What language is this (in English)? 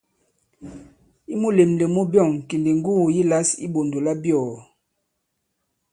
Bankon